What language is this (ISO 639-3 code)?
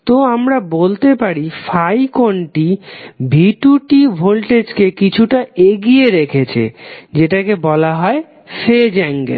ben